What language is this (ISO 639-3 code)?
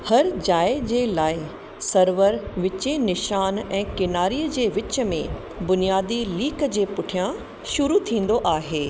snd